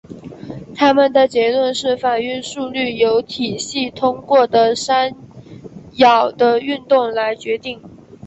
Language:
Chinese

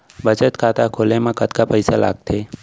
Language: Chhattisgarhi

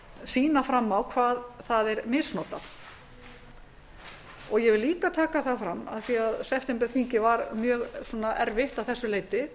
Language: Icelandic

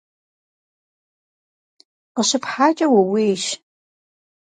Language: Kabardian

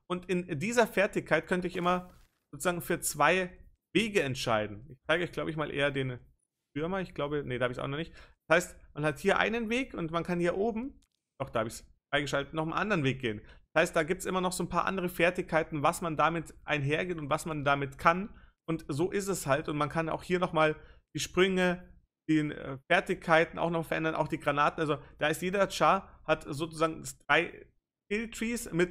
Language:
German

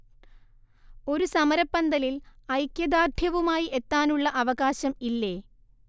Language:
Malayalam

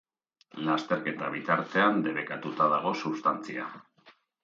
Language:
Basque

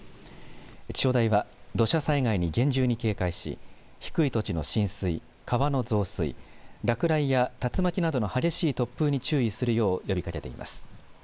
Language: Japanese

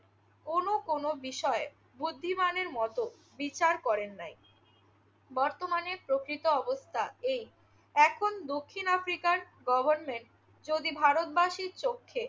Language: Bangla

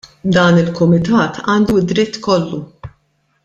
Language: Maltese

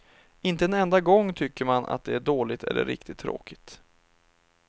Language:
Swedish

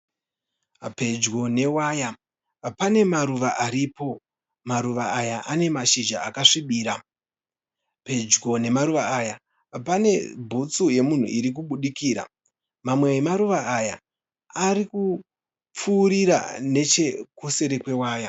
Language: Shona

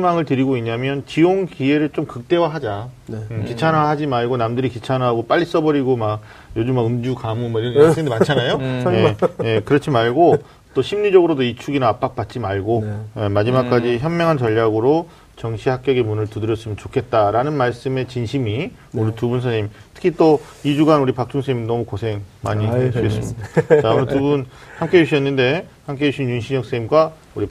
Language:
Korean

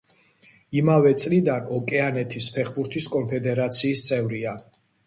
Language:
Georgian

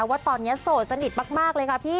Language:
Thai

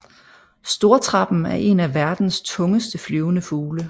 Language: Danish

